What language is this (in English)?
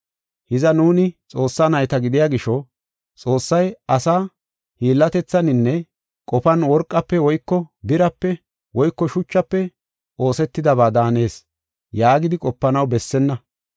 Gofa